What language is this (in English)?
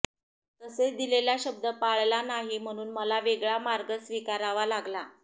Marathi